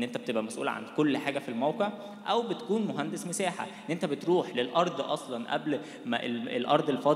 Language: Arabic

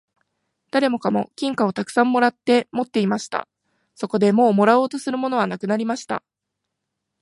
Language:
Japanese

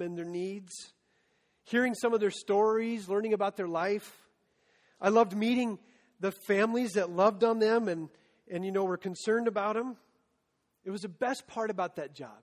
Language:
English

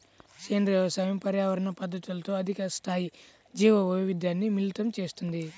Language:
Telugu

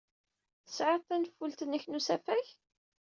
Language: Kabyle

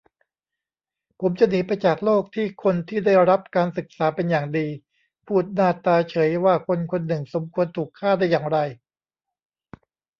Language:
Thai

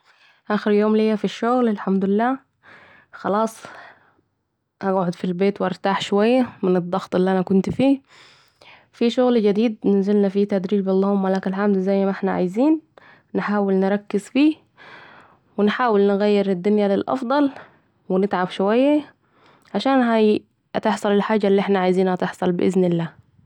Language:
Saidi Arabic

